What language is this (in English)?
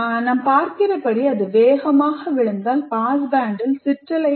Tamil